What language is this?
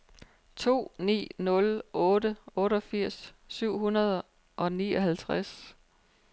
Danish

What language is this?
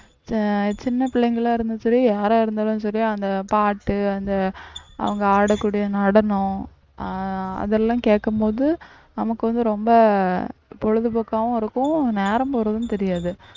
Tamil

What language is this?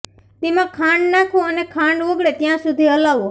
Gujarati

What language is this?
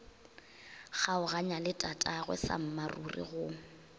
Northern Sotho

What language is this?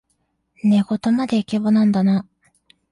Japanese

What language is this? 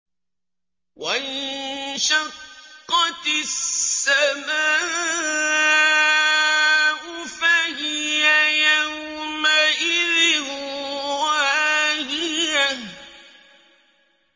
Arabic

